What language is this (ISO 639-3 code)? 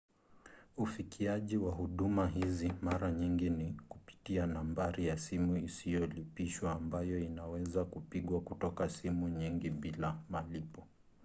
swa